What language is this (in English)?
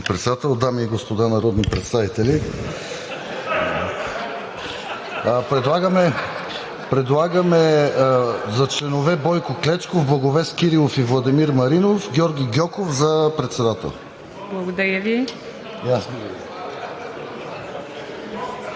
Bulgarian